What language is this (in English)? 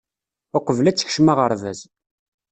Kabyle